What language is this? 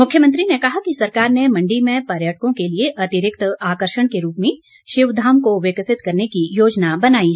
Hindi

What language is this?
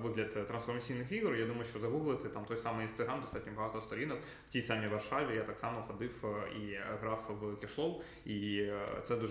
Ukrainian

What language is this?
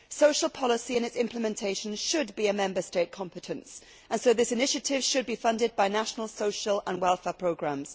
English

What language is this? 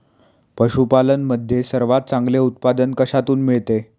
Marathi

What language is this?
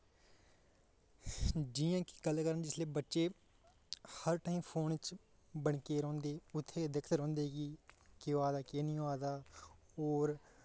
Dogri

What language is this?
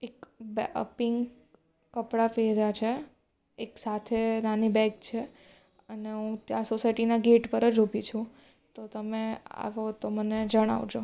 Gujarati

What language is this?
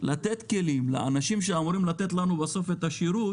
Hebrew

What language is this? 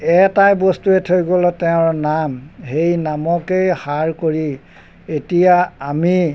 Assamese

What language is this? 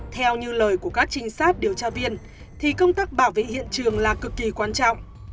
Vietnamese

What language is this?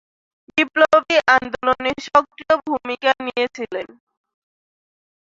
Bangla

